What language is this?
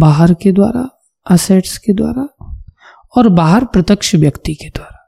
Hindi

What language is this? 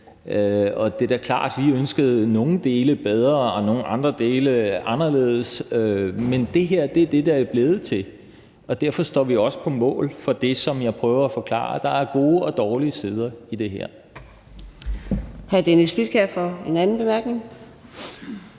Danish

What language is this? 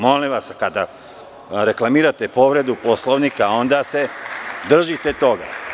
Serbian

